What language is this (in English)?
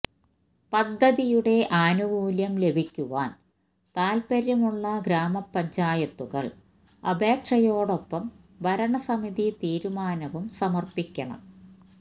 Malayalam